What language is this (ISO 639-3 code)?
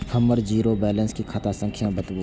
mai